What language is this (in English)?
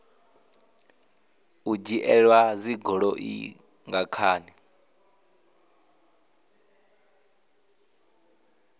Venda